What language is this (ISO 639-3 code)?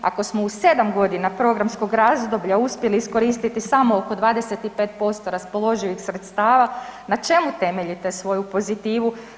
hrv